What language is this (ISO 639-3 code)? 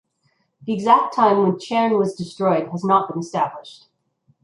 eng